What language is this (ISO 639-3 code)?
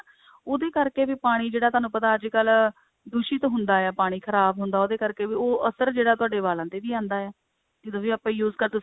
pan